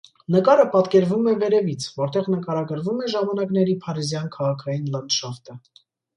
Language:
Armenian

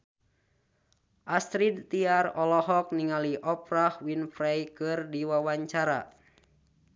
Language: Sundanese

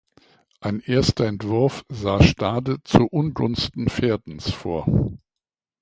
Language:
German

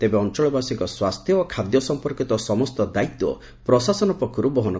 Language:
Odia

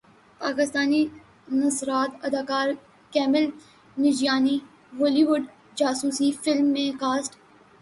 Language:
Urdu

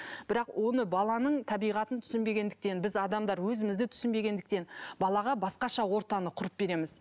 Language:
Kazakh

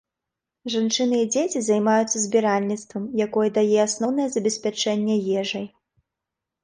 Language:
Belarusian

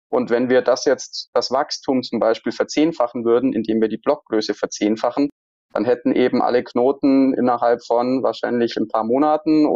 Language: German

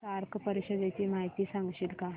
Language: Marathi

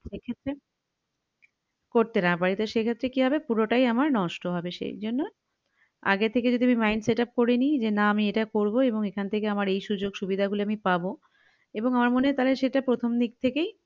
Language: Bangla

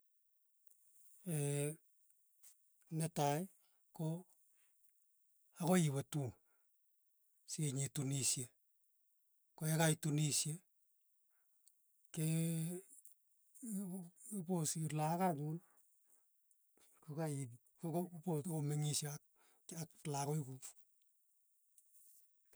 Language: Tugen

